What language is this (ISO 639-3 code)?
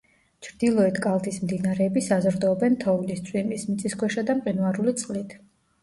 kat